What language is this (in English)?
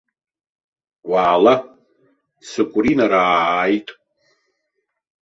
Abkhazian